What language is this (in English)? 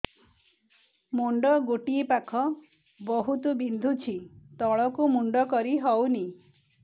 Odia